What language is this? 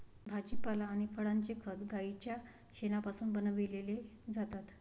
Marathi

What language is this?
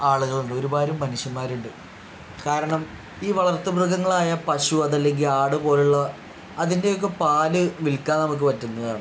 Malayalam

